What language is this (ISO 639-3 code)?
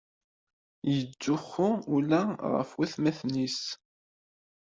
kab